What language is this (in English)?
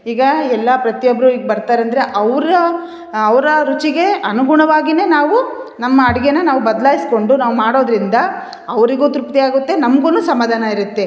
Kannada